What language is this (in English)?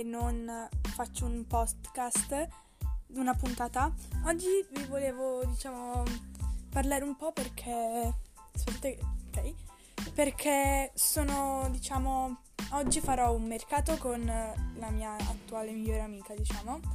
Italian